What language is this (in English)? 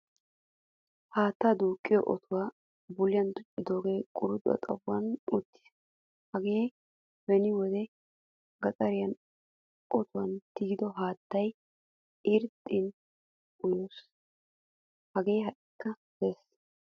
Wolaytta